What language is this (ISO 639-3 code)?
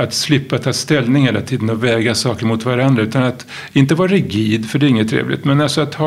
swe